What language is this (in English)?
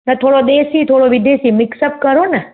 Sindhi